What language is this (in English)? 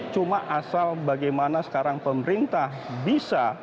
Indonesian